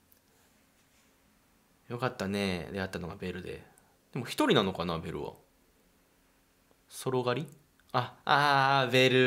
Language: Japanese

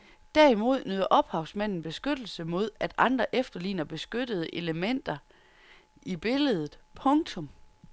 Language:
Danish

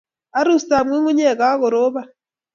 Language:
Kalenjin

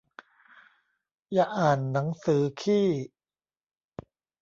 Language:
Thai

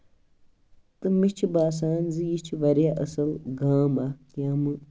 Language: Kashmiri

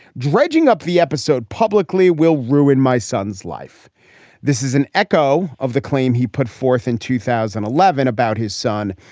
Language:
English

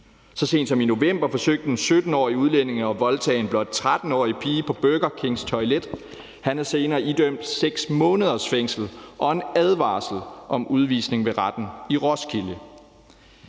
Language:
Danish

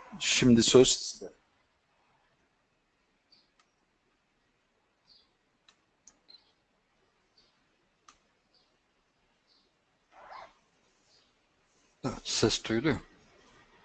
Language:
Turkish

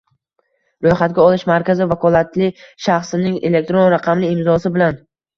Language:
Uzbek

